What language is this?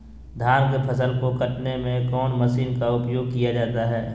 Magahi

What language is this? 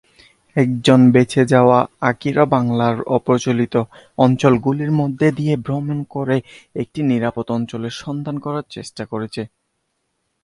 Bangla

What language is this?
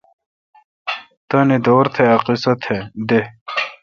Kalkoti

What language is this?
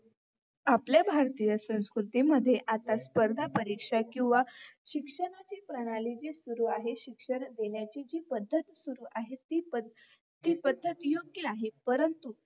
Marathi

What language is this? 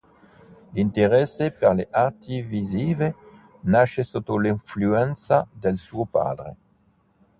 Italian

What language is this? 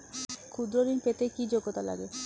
Bangla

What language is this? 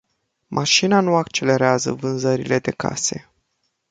Romanian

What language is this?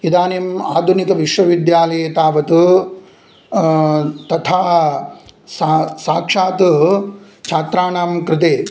Sanskrit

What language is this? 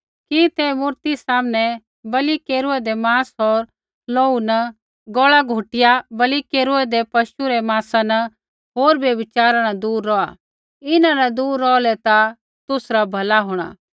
Kullu Pahari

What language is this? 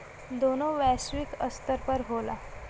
Bhojpuri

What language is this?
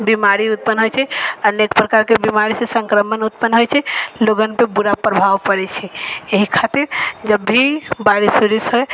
Maithili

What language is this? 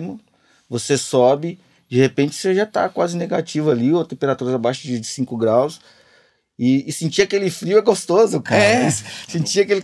Portuguese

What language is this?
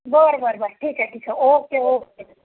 Marathi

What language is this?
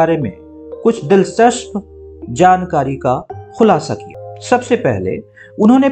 Hindi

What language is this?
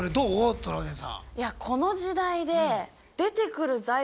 Japanese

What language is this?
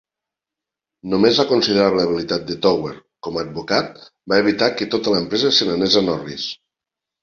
Catalan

